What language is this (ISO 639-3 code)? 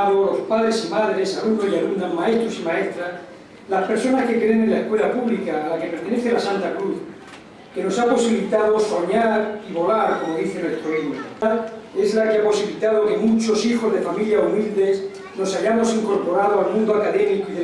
spa